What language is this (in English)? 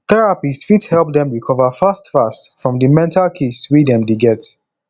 Nigerian Pidgin